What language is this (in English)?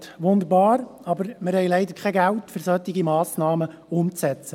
Swiss German